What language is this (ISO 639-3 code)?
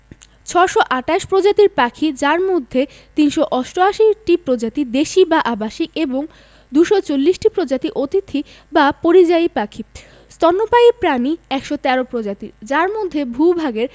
ben